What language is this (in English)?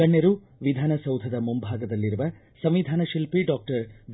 Kannada